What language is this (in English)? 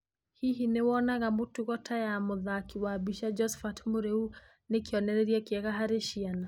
Kikuyu